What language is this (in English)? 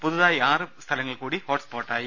Malayalam